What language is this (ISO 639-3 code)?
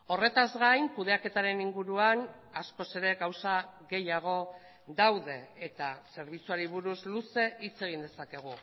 eus